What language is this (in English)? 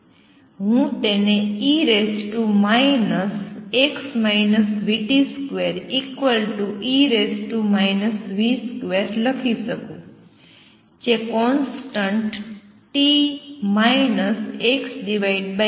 Gujarati